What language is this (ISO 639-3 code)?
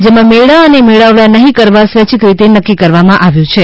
guj